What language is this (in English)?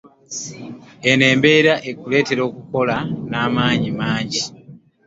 Ganda